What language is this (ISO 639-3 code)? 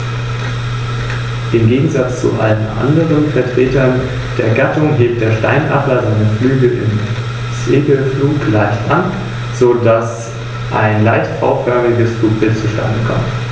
deu